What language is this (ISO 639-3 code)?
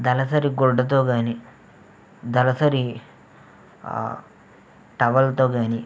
tel